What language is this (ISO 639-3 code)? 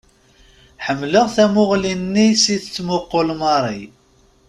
kab